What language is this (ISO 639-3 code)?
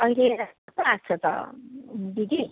nep